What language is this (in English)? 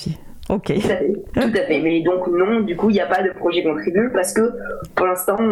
French